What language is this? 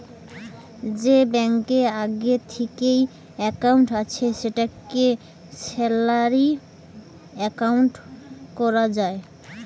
Bangla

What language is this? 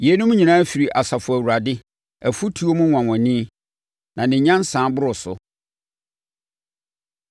Akan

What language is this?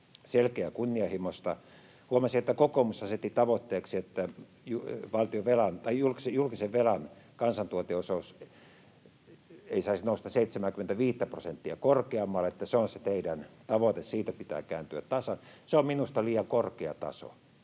Finnish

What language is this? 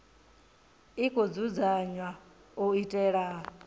Venda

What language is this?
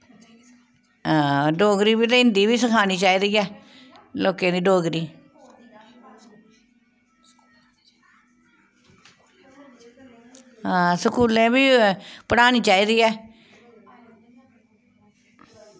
Dogri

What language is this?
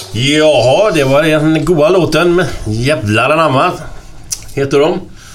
Swedish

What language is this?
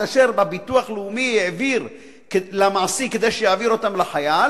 Hebrew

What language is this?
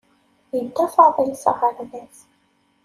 Kabyle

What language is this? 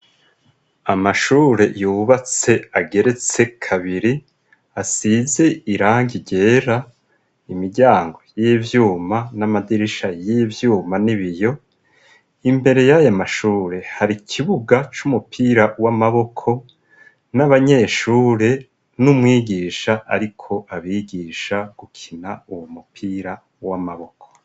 Rundi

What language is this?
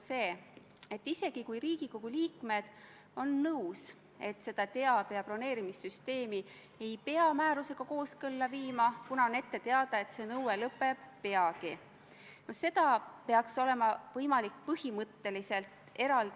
Estonian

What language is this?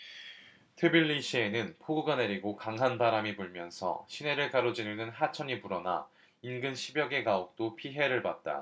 Korean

